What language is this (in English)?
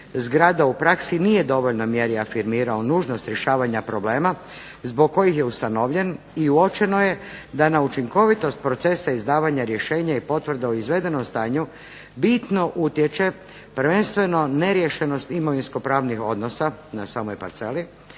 Croatian